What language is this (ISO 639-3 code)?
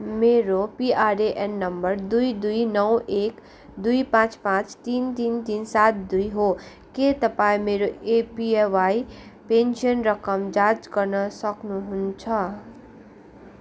nep